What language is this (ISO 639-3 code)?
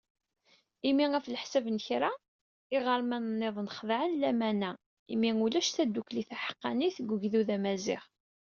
kab